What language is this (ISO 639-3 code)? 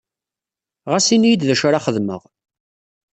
kab